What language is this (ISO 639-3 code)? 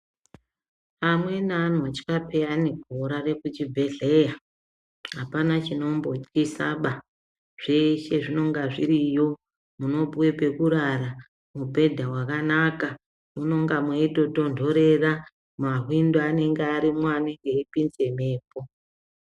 ndc